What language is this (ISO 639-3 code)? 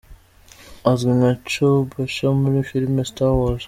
kin